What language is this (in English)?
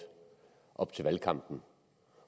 Danish